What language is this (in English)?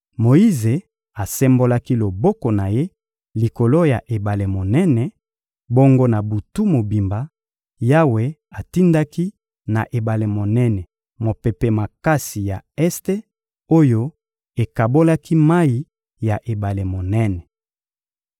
Lingala